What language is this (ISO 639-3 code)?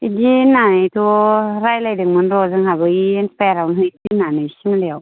brx